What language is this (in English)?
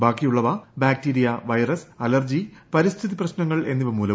Malayalam